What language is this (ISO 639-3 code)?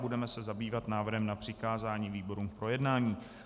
ces